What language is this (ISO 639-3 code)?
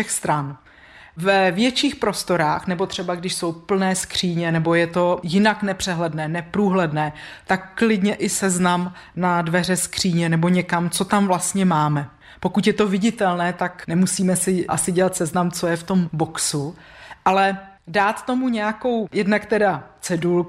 ces